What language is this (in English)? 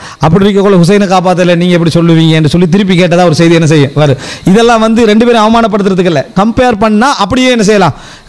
Arabic